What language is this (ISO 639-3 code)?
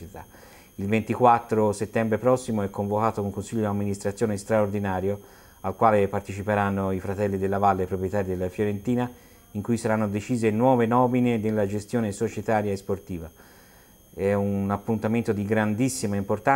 ita